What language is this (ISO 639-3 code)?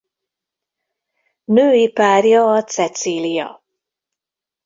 hun